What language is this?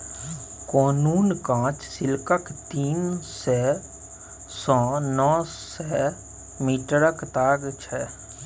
Maithili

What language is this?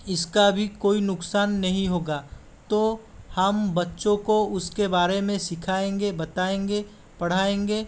Hindi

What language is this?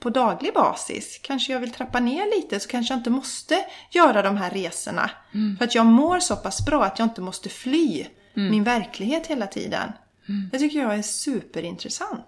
Swedish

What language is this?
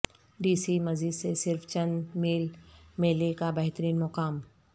Urdu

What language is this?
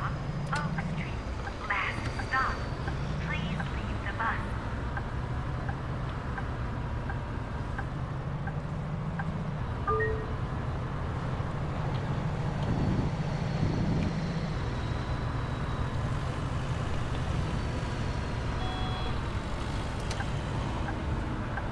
Spanish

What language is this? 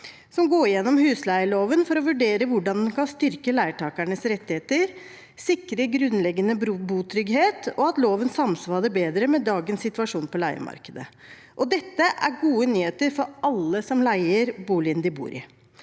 Norwegian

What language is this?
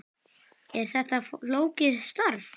Icelandic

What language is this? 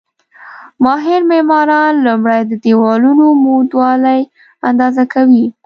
Pashto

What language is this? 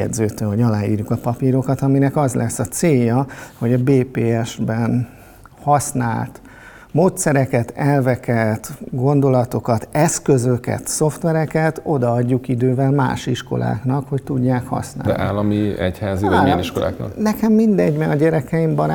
Hungarian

